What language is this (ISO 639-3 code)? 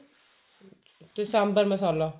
pan